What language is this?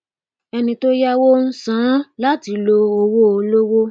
Yoruba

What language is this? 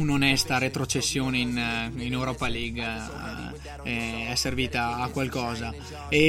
Italian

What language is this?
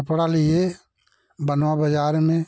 Hindi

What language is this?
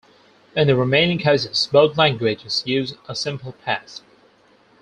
English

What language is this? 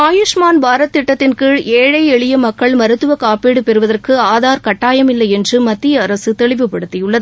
Tamil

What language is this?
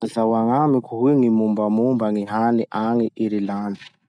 Masikoro Malagasy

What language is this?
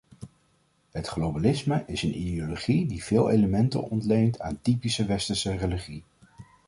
Dutch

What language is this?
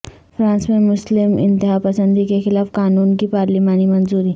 Urdu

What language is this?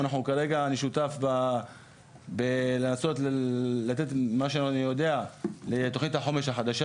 Hebrew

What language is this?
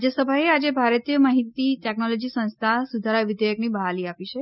Gujarati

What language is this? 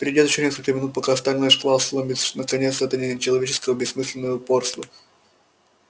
Russian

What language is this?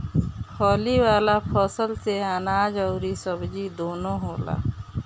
Bhojpuri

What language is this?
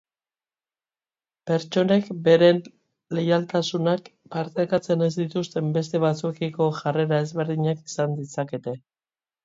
Basque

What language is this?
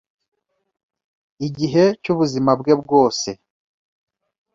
Kinyarwanda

